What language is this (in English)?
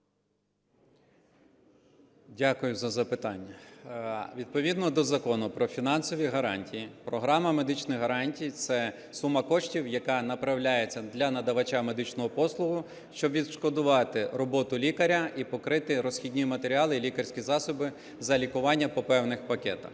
Ukrainian